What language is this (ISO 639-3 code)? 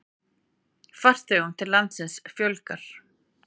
isl